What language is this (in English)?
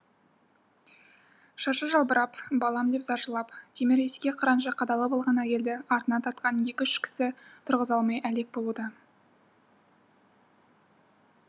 Kazakh